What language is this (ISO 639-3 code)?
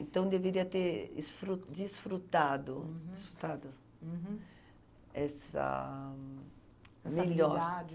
por